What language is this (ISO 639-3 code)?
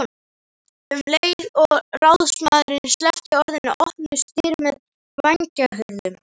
isl